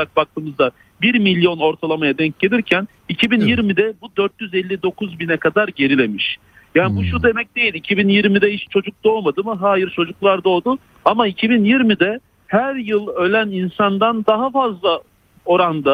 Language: Turkish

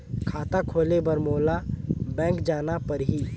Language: Chhattisgarhi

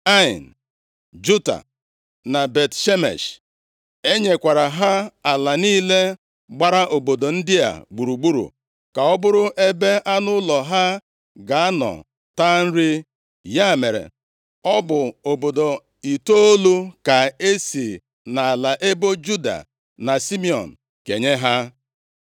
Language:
Igbo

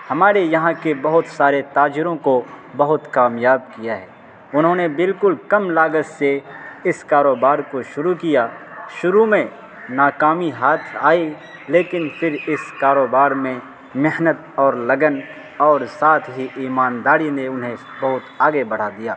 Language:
Urdu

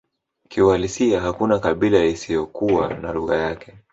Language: Swahili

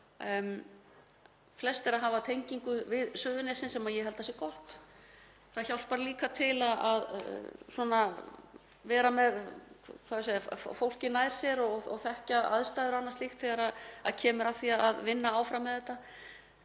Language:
Icelandic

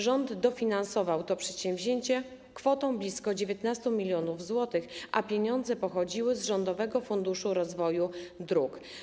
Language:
Polish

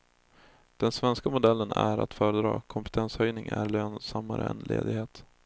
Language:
Swedish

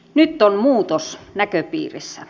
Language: Finnish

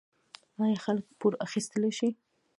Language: Pashto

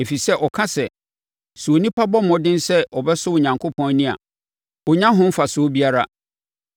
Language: Akan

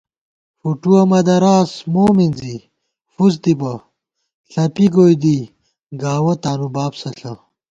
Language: Gawar-Bati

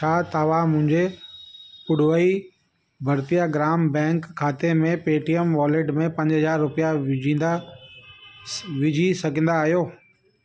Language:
Sindhi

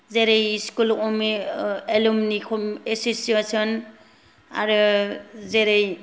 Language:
Bodo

